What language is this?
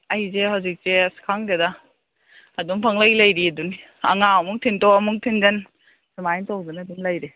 Manipuri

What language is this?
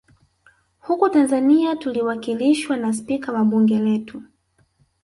Swahili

